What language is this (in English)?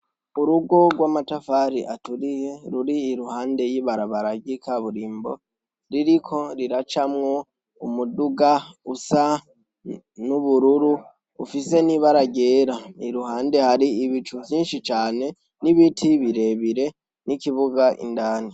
Rundi